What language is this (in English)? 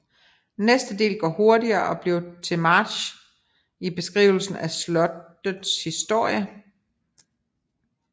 Danish